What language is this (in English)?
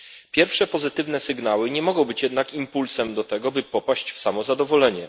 Polish